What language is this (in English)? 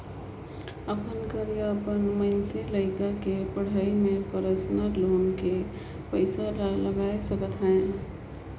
Chhattisgarhi